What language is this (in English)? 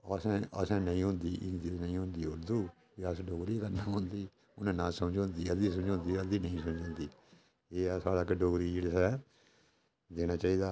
Dogri